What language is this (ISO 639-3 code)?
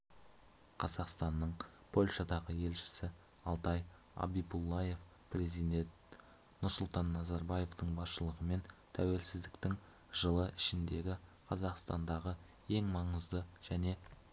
kaz